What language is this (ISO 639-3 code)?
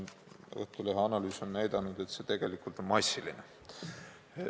est